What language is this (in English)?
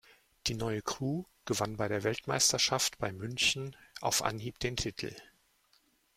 German